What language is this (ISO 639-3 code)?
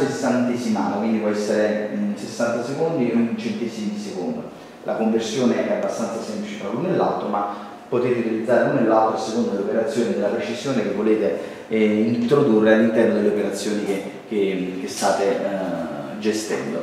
ita